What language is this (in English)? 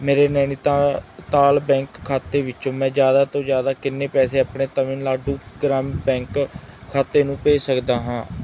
Punjabi